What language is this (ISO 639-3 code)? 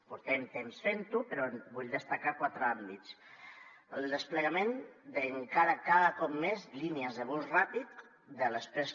cat